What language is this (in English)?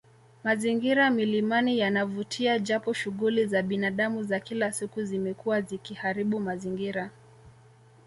Swahili